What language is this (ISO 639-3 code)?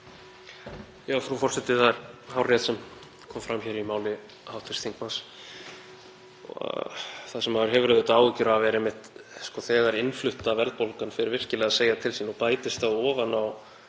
isl